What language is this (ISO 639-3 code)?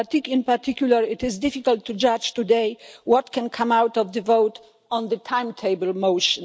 eng